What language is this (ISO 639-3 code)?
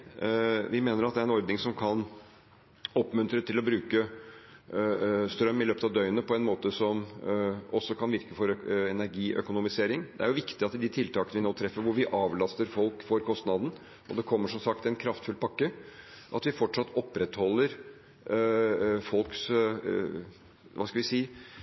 nob